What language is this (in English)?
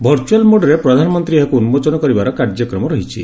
Odia